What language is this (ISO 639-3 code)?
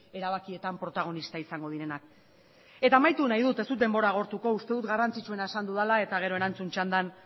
eus